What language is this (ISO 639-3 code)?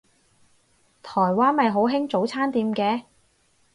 yue